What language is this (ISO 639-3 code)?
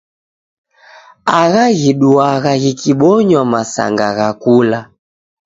dav